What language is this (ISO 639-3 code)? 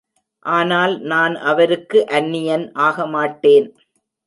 tam